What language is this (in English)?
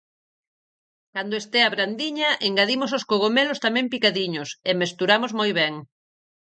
Galician